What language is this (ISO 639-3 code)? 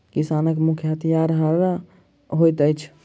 mai